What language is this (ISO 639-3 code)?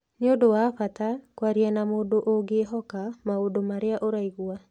kik